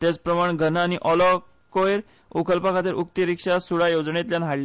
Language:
Konkani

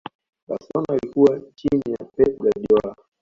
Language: Swahili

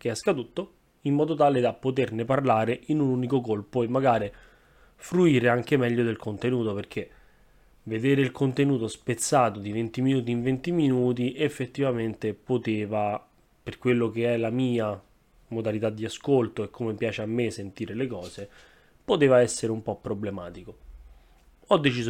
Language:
Italian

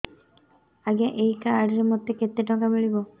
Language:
Odia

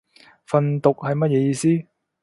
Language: Cantonese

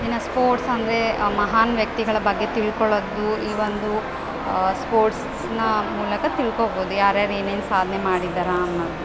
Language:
Kannada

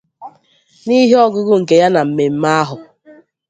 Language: Igbo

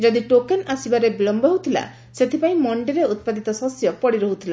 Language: Odia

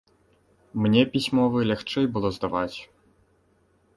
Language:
Belarusian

